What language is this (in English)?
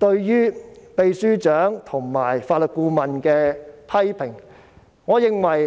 Cantonese